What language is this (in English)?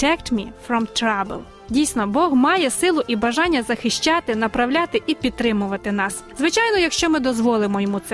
Ukrainian